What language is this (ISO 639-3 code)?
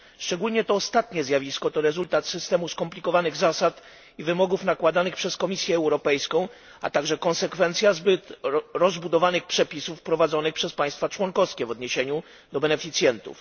pol